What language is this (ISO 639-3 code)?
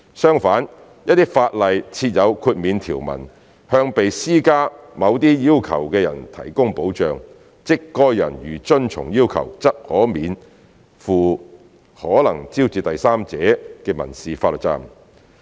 yue